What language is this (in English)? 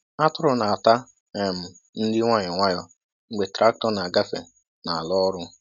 Igbo